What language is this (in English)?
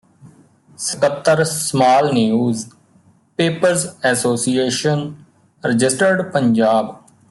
Punjabi